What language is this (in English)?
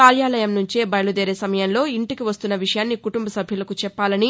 Telugu